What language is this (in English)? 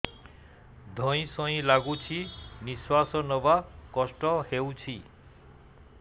Odia